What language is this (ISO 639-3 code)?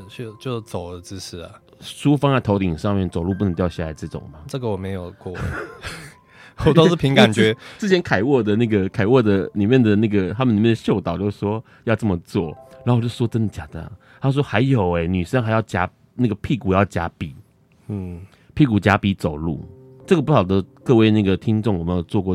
zho